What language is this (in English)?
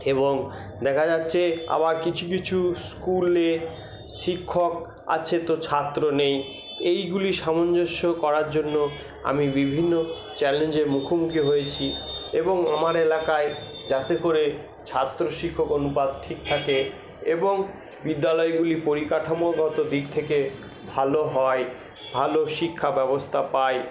Bangla